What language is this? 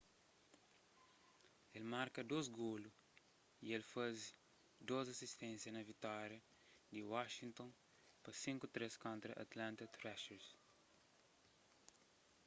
Kabuverdianu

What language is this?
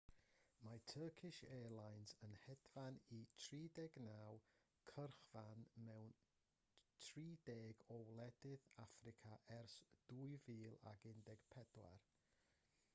Welsh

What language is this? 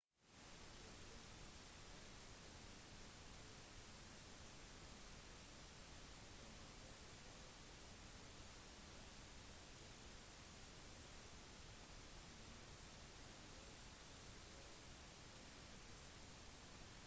Norwegian Bokmål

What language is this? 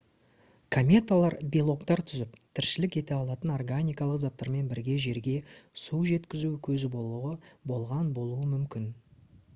Kazakh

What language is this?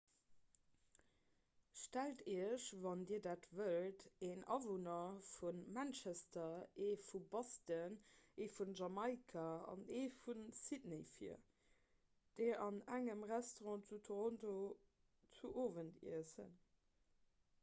Luxembourgish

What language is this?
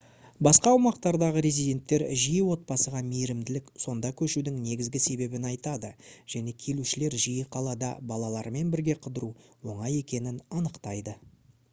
Kazakh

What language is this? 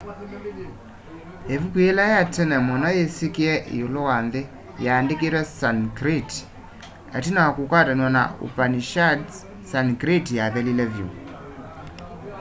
Kamba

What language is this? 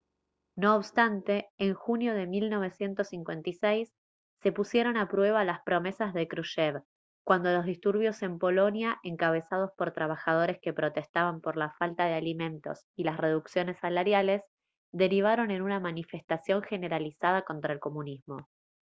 Spanish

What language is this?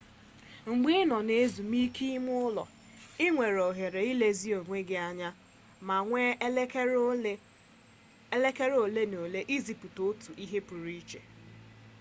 Igbo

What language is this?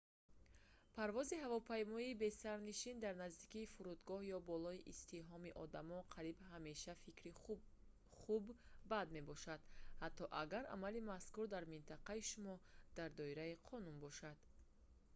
Tajik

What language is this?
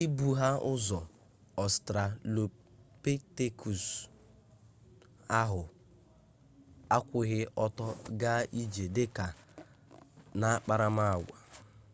Igbo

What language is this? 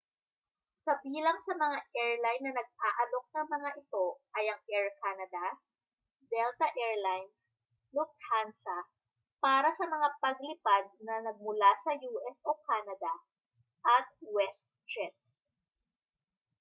Filipino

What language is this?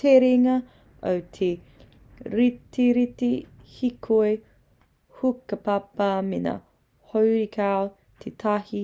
Māori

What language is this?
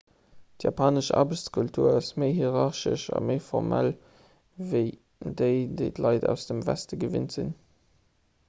Luxembourgish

